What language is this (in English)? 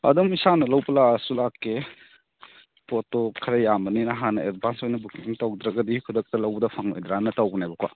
Manipuri